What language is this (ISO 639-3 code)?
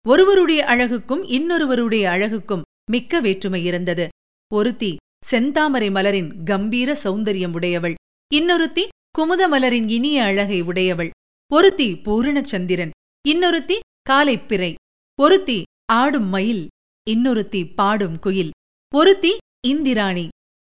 tam